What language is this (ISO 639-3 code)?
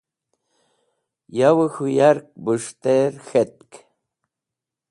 wbl